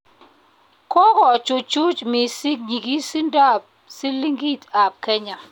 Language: Kalenjin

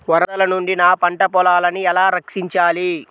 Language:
Telugu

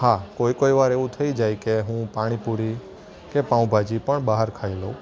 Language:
Gujarati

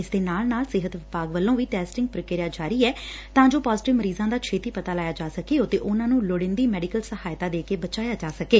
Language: Punjabi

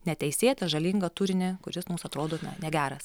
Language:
Lithuanian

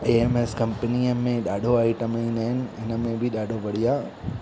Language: Sindhi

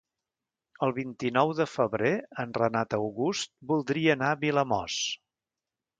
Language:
Catalan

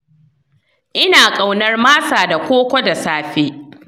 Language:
Hausa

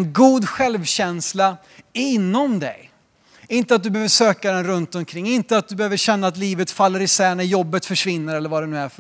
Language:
Swedish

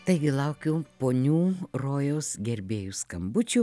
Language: Lithuanian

